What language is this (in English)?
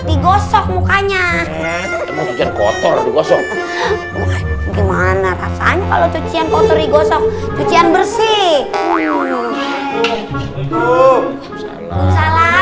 Indonesian